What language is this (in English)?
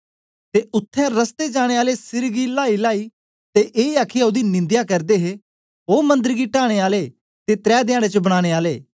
Dogri